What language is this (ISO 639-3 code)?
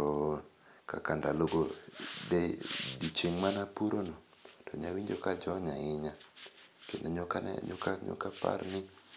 luo